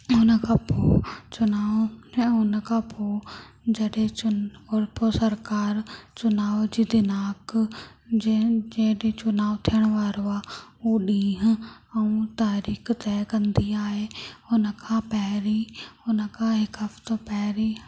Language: Sindhi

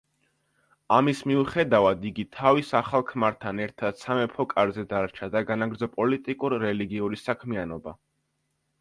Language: Georgian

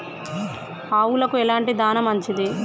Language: Telugu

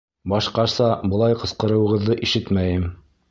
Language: Bashkir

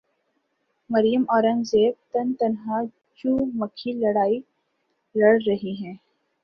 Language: Urdu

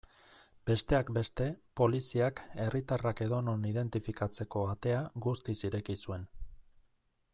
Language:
Basque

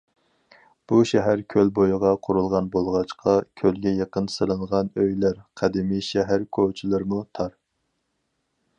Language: Uyghur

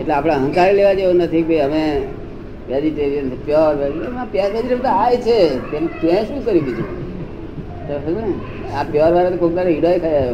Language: Gujarati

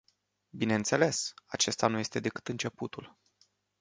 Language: Romanian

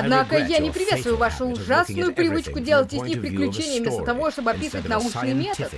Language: Russian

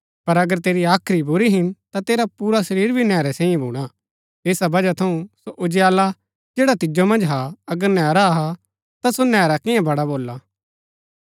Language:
Gaddi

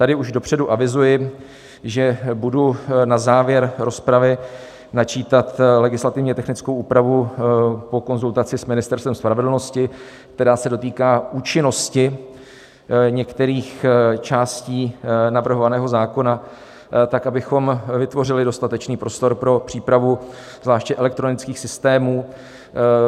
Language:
Czech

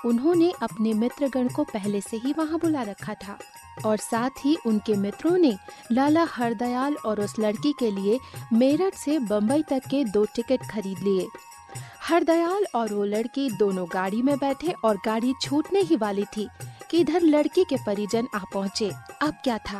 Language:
Hindi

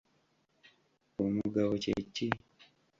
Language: Ganda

